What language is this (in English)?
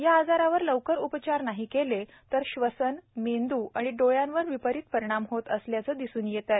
Marathi